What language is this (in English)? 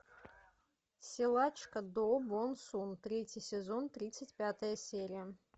Russian